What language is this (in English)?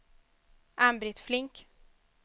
Swedish